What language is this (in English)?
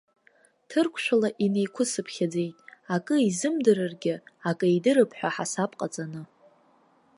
Abkhazian